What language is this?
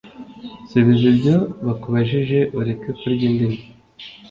Kinyarwanda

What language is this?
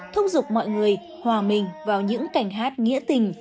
Vietnamese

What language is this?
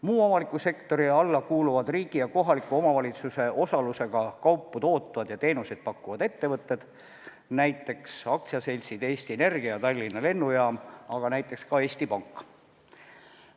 Estonian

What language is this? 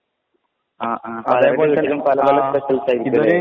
Malayalam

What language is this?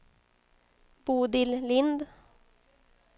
Swedish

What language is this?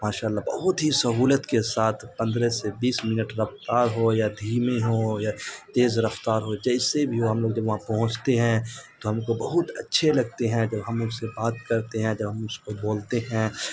Urdu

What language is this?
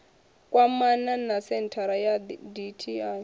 Venda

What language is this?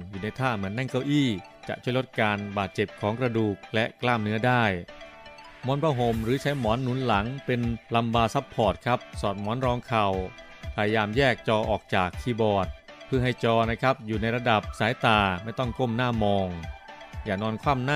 Thai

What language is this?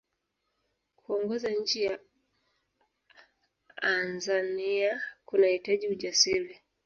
Swahili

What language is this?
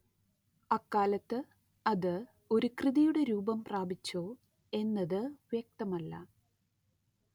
Malayalam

